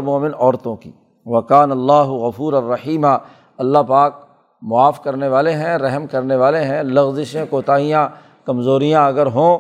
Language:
Urdu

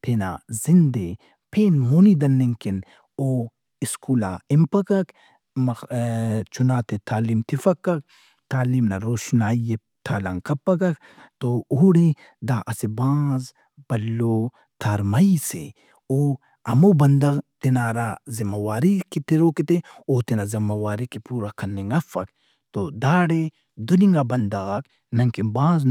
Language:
Brahui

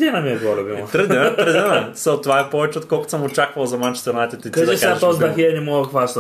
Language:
Bulgarian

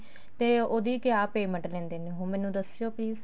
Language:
Punjabi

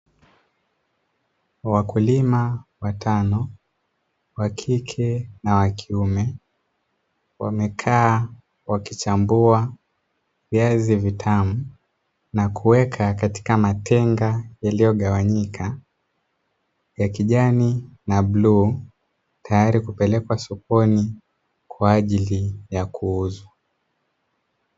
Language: Swahili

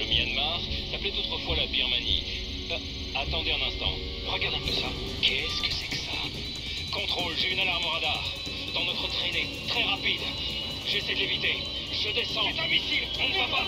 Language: French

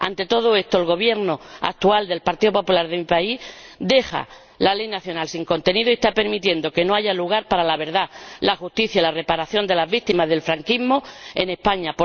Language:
Spanish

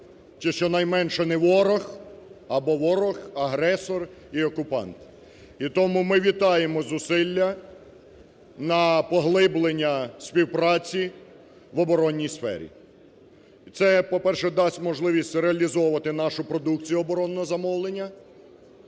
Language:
Ukrainian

